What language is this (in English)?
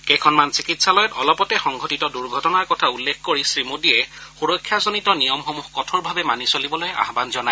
Assamese